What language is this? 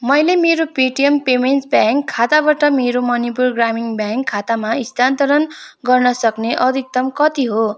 Nepali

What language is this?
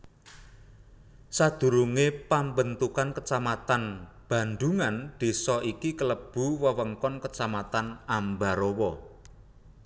Javanese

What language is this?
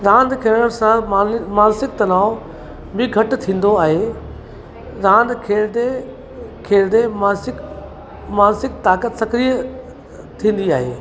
Sindhi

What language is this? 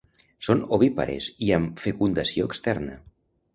Catalan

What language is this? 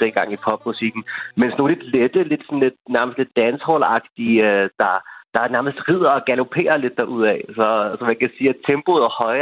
Danish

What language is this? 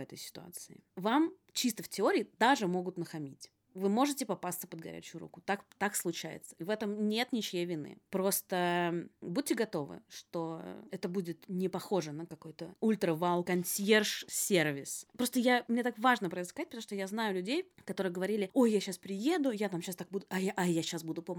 Russian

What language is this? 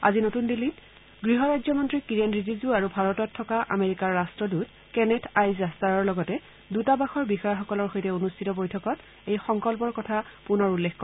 Assamese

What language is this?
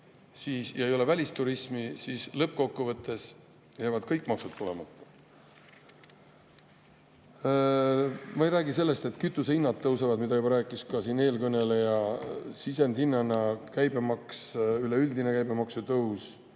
Estonian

